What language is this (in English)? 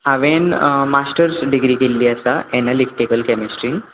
Konkani